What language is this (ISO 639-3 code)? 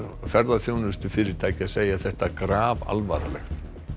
isl